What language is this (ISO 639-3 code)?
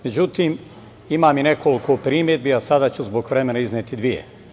srp